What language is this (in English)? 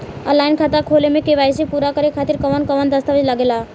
Bhojpuri